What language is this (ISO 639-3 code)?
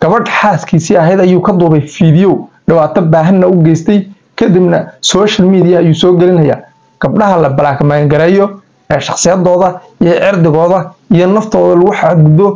ara